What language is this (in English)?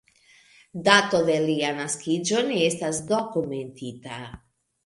Esperanto